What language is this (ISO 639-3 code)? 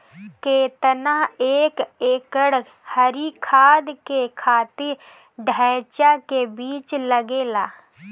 bho